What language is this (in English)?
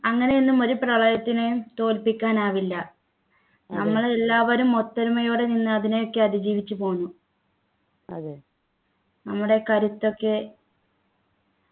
Malayalam